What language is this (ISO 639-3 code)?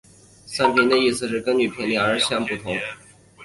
zho